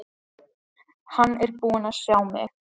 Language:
Icelandic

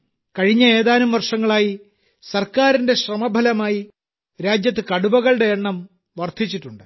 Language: Malayalam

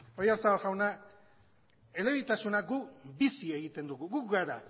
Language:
Basque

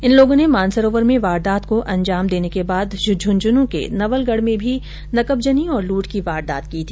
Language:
Hindi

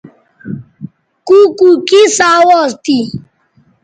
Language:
Bateri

